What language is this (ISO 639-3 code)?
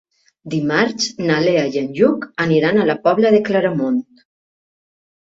cat